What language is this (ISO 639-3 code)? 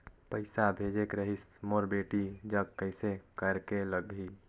hne